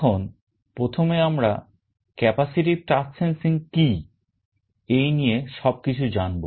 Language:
Bangla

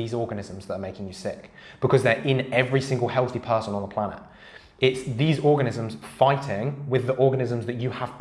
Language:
English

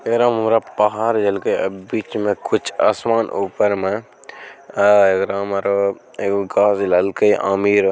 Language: Magahi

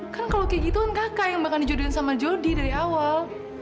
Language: Indonesian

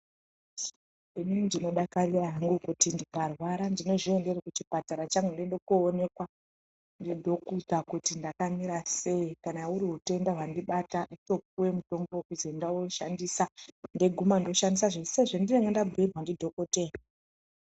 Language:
Ndau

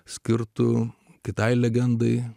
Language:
Lithuanian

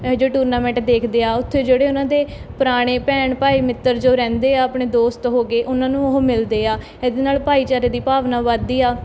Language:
Punjabi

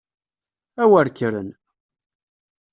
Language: Kabyle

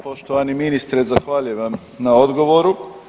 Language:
Croatian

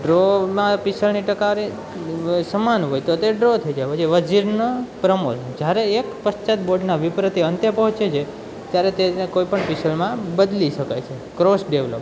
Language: Gujarati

